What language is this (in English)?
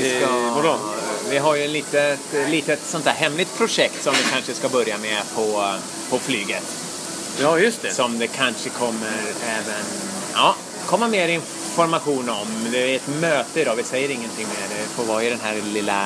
Swedish